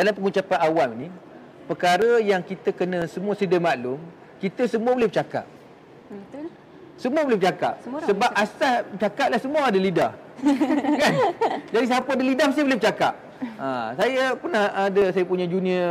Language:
Malay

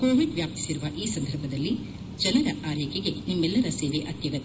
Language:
Kannada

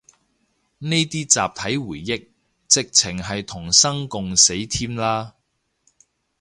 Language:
Cantonese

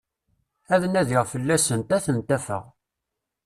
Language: Kabyle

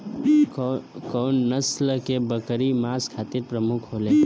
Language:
Bhojpuri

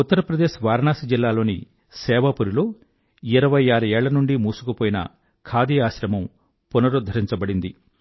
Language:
Telugu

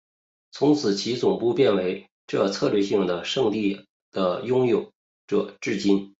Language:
Chinese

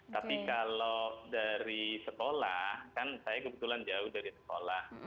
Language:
Indonesian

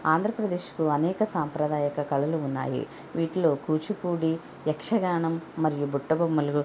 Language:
Telugu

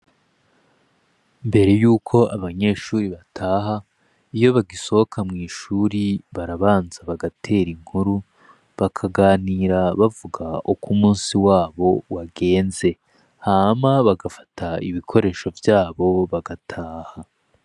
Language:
Rundi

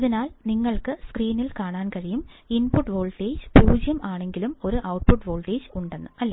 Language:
Malayalam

